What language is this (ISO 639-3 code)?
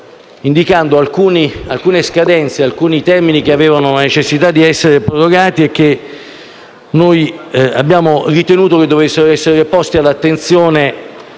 ita